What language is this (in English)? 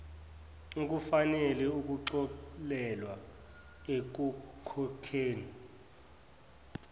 Zulu